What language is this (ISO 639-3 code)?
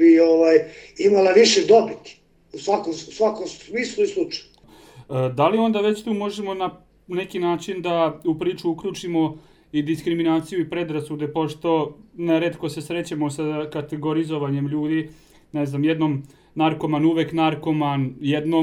hrv